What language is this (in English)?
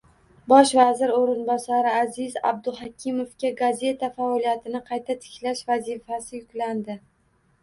Uzbek